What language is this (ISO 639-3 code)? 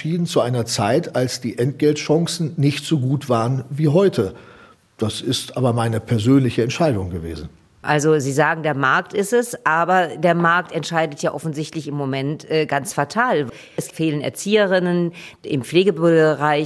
deu